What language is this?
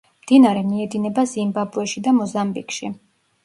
Georgian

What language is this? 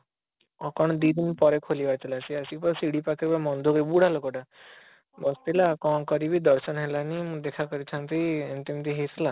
Odia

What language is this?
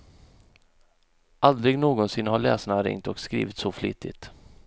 Swedish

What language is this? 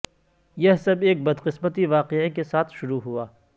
Urdu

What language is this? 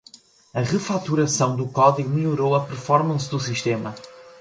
Portuguese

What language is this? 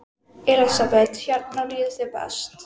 Icelandic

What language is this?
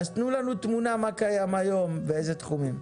Hebrew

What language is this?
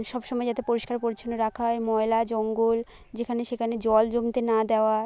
Bangla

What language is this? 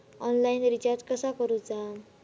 Marathi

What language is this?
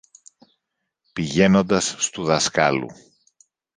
Greek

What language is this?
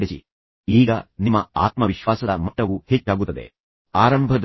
Kannada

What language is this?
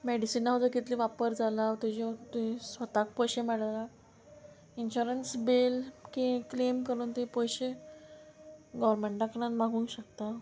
Konkani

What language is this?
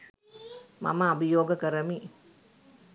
Sinhala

